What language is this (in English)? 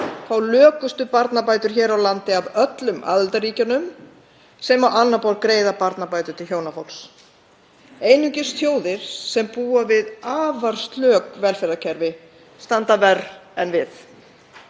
Icelandic